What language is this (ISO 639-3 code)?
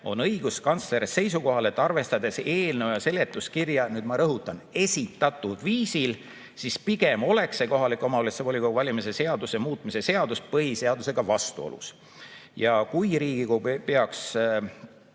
est